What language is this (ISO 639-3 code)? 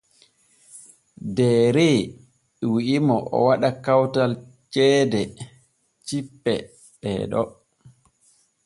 fue